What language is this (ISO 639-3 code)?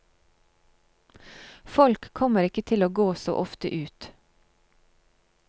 nor